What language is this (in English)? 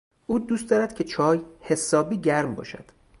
Persian